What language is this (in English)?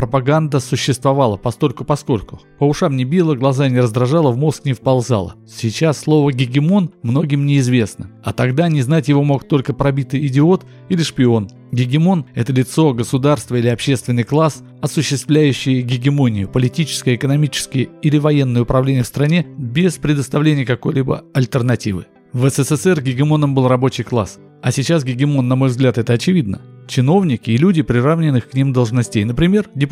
Russian